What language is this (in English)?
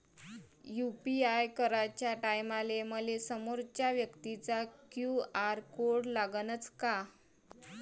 Marathi